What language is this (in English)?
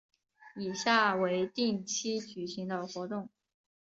Chinese